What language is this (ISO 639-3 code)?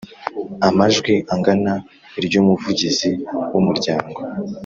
kin